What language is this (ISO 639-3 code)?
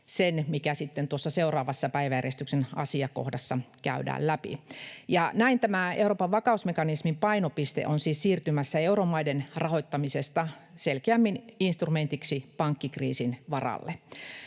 fin